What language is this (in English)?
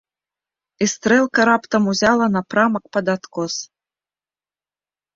Belarusian